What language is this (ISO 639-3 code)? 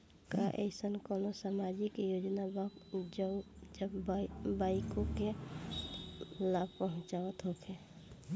bho